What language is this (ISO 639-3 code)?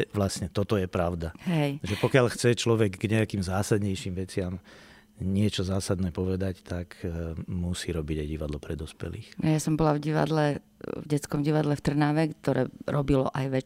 slk